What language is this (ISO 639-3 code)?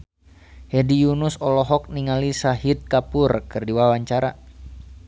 sun